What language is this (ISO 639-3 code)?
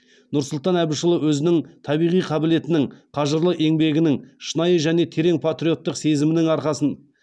kaz